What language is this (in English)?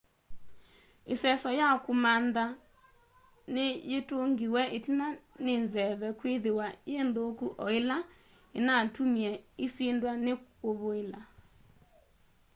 Kamba